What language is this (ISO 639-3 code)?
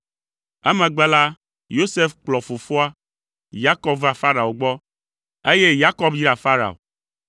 ewe